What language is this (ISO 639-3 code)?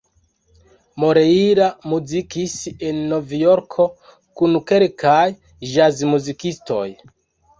epo